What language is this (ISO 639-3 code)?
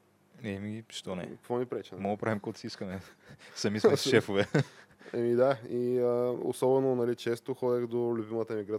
bul